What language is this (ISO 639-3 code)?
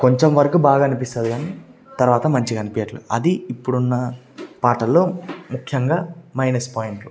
tel